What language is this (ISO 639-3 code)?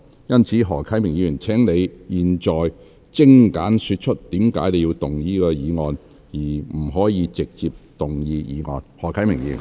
yue